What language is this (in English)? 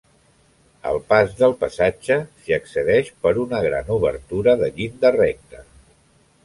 Catalan